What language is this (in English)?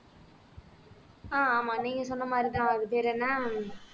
Tamil